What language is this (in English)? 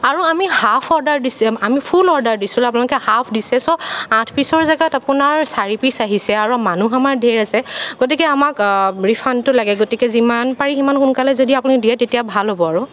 Assamese